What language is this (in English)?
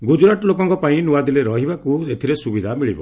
Odia